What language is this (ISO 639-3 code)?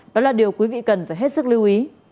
vie